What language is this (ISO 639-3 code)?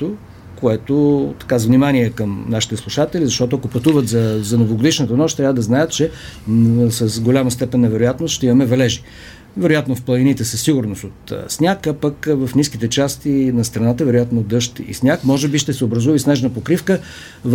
bul